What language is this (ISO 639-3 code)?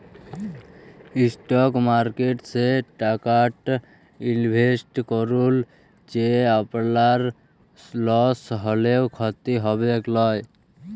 ben